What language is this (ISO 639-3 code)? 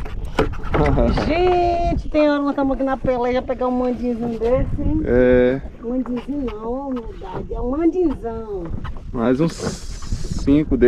por